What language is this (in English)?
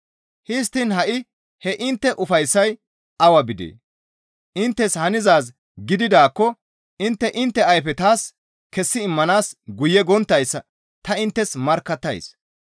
Gamo